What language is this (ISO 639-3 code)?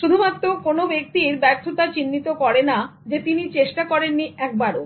ben